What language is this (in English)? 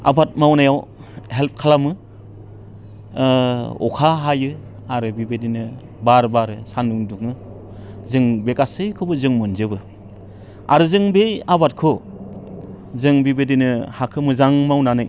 Bodo